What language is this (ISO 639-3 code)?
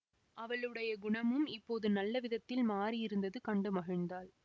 tam